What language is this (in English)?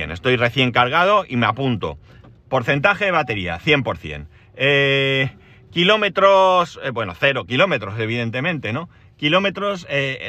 Spanish